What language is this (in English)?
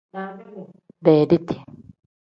Tem